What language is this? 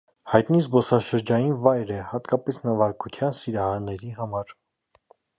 Armenian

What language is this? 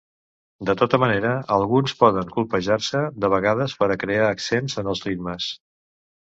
Catalan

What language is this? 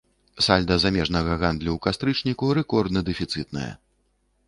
Belarusian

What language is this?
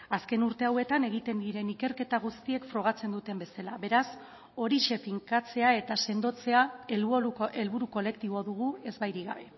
Basque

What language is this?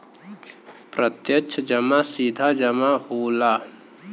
Bhojpuri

